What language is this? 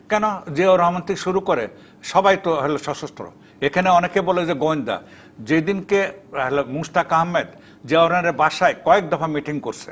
Bangla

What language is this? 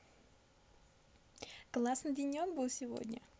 Russian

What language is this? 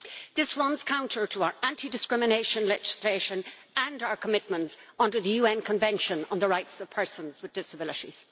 English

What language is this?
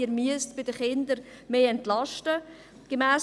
Swiss German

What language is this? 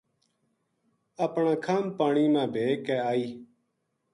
Gujari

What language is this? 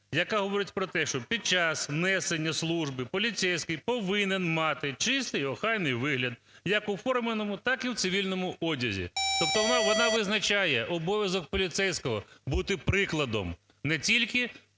Ukrainian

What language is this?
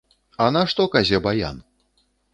Belarusian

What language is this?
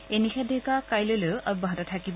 Assamese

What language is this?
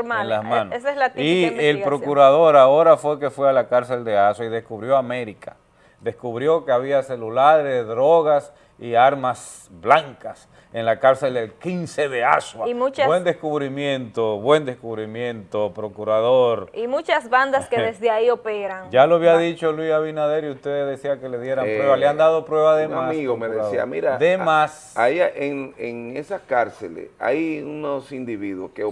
Spanish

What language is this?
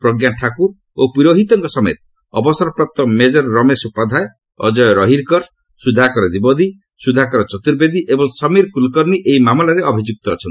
Odia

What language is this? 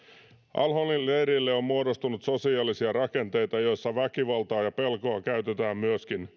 Finnish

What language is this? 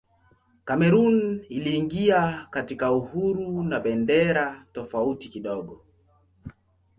Swahili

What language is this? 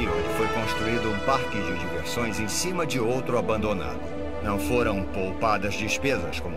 Portuguese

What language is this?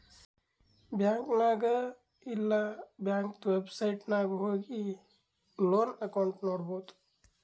Kannada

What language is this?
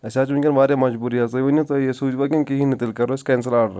Kashmiri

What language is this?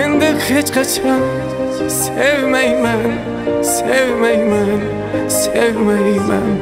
Turkish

